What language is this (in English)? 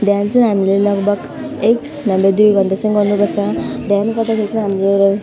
Nepali